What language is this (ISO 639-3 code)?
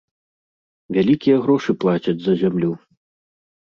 bel